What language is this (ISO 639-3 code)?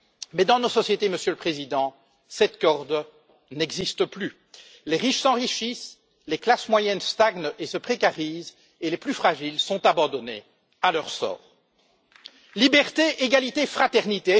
fra